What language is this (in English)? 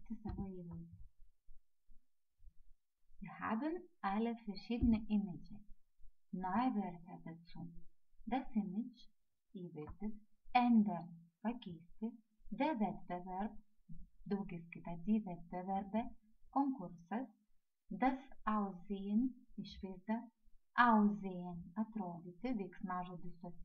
Latvian